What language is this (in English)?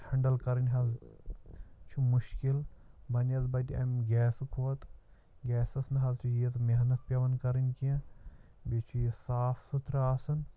Kashmiri